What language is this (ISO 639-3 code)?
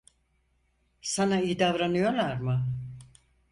tur